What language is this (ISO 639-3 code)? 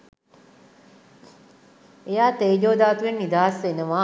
sin